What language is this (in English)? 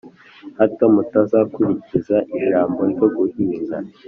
Kinyarwanda